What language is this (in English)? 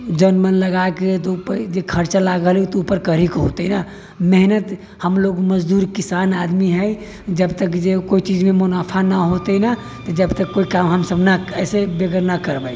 Maithili